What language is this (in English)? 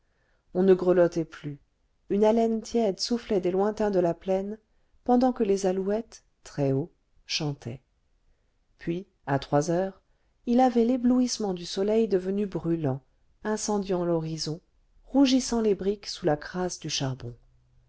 French